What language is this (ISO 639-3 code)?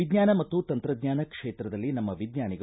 kan